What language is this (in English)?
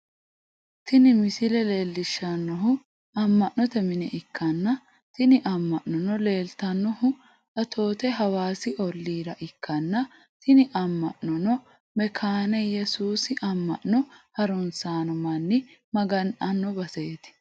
Sidamo